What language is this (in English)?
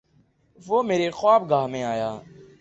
Urdu